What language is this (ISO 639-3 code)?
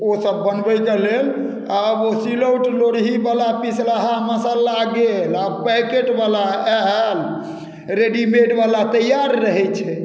mai